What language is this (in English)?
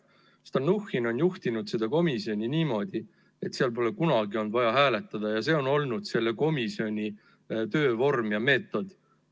Estonian